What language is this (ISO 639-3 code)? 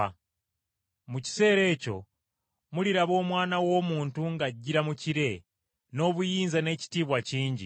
lug